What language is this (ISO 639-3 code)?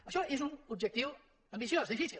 cat